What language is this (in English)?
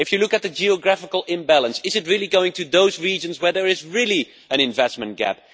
English